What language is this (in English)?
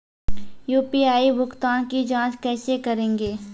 Maithili